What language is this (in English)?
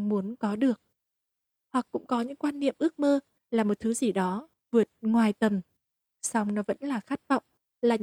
Vietnamese